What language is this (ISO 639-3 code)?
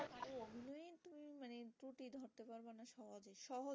ben